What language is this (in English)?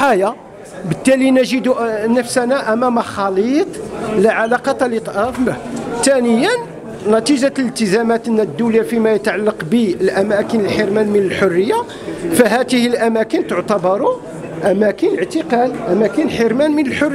Arabic